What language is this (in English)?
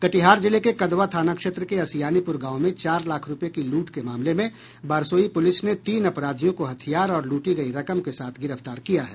Hindi